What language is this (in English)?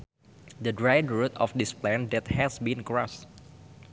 Sundanese